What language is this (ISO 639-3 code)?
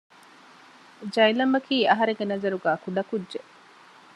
div